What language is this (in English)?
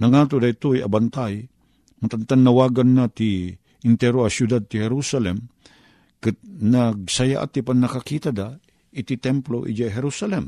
Filipino